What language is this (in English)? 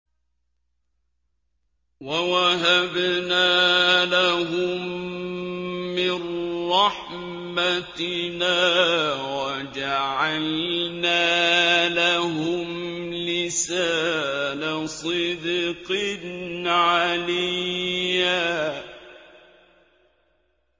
Arabic